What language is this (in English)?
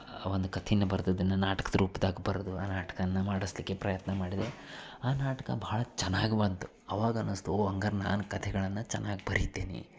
Kannada